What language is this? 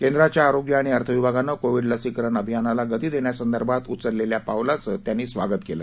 Marathi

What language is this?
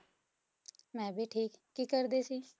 Punjabi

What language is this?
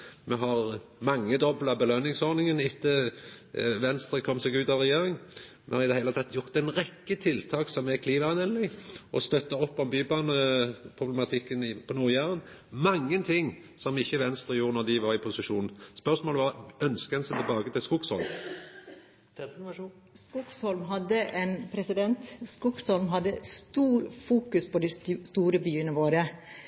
Norwegian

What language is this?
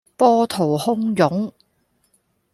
Cantonese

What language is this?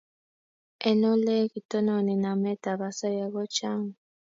Kalenjin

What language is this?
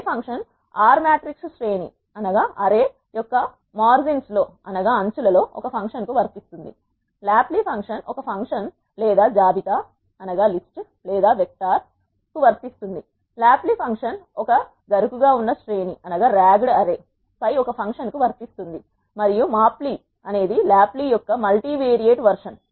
Telugu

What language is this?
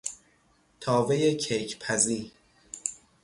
Persian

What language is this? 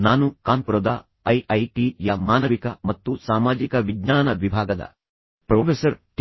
Kannada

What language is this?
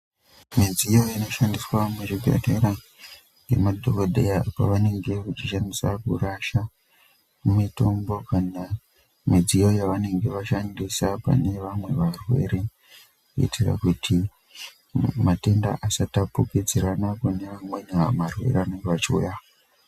Ndau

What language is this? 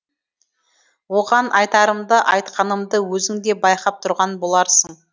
Kazakh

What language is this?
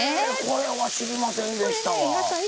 Japanese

